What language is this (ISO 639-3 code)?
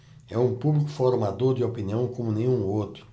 por